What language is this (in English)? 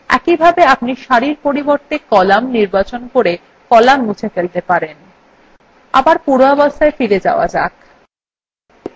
Bangla